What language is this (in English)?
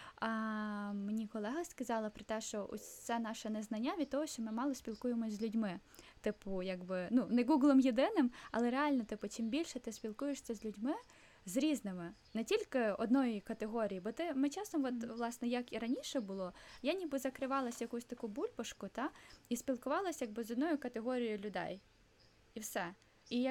Ukrainian